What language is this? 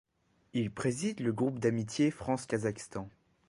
French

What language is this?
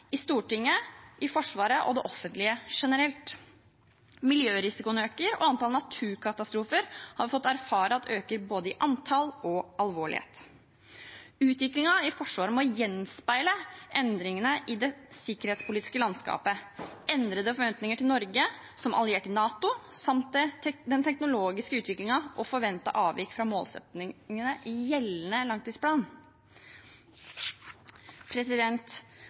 Norwegian Bokmål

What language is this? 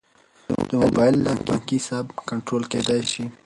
Pashto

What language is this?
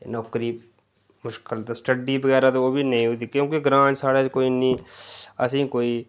Dogri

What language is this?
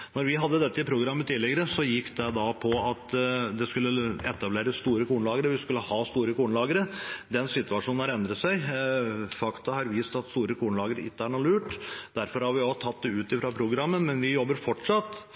Norwegian Bokmål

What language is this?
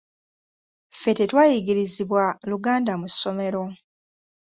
Ganda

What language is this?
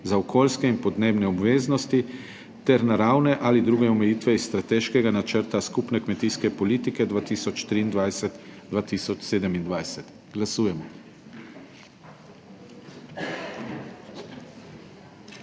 Slovenian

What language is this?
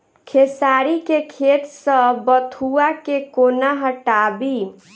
Maithili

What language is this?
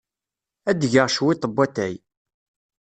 Kabyle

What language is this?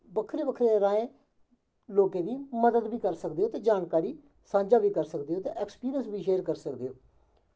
Dogri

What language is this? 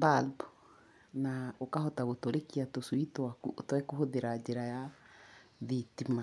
Kikuyu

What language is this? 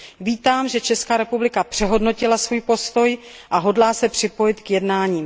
Czech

